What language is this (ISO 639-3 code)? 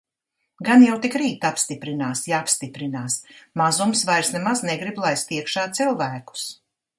lav